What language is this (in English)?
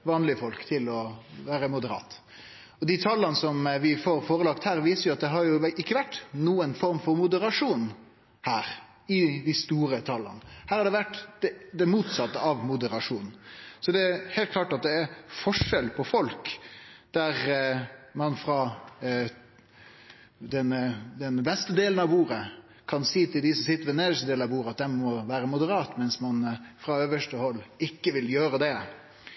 Norwegian Nynorsk